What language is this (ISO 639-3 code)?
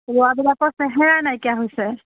asm